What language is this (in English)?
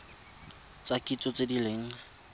Tswana